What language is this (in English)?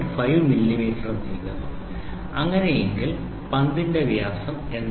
Malayalam